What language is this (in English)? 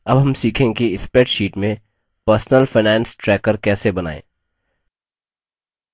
Hindi